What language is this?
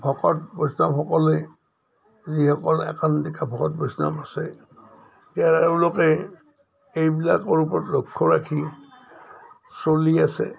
Assamese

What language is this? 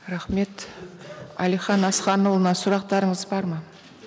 Kazakh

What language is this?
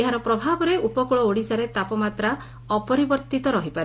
Odia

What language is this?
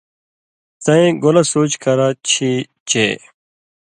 Indus Kohistani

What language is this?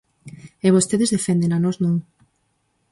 Galician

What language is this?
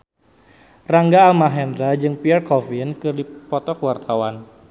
Sundanese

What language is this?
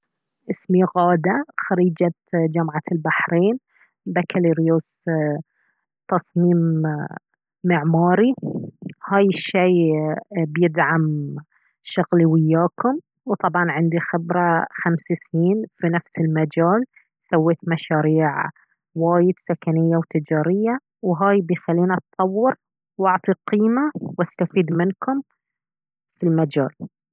Baharna Arabic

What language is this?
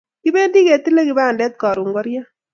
Kalenjin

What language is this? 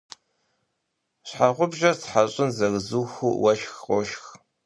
Kabardian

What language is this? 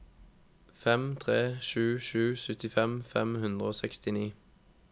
Norwegian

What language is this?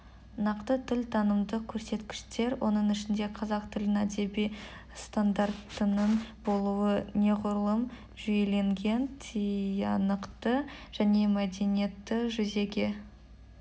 Kazakh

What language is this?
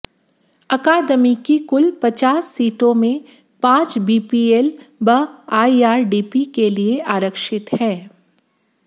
Hindi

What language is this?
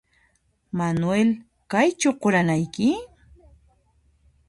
Puno Quechua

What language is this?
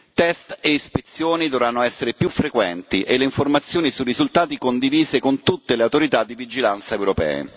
Italian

